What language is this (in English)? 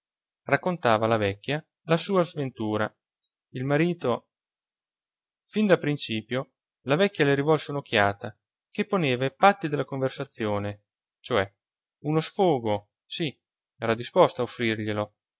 Italian